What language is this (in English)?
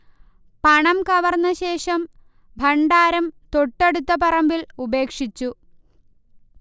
Malayalam